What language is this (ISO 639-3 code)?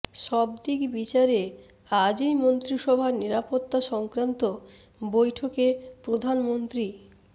ben